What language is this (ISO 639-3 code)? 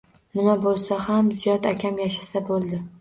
uzb